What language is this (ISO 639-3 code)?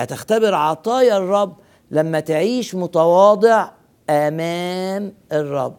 ara